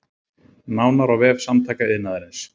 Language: Icelandic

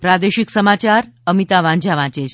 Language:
Gujarati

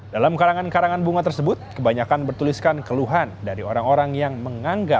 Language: Indonesian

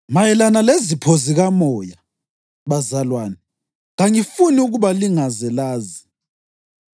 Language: North Ndebele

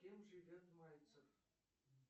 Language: Russian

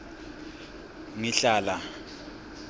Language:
Swati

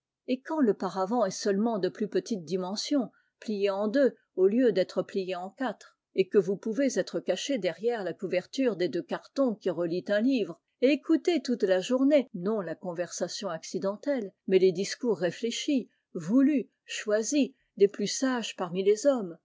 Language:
French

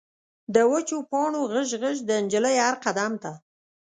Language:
Pashto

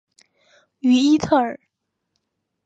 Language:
Chinese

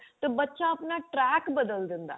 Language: Punjabi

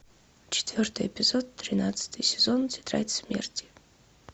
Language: Russian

